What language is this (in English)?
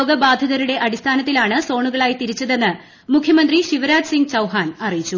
Malayalam